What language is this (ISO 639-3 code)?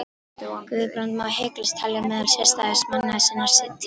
isl